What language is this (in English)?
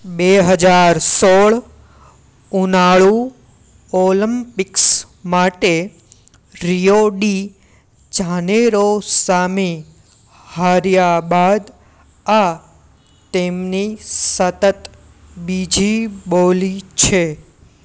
Gujarati